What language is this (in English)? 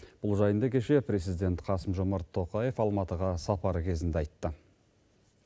Kazakh